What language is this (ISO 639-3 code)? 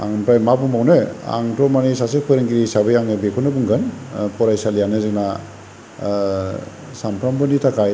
brx